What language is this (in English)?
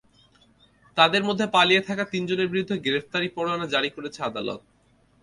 Bangla